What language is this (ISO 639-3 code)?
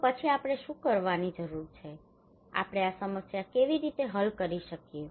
guj